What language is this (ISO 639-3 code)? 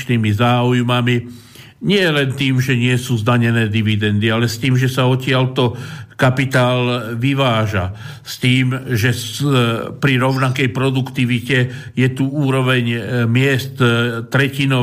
slk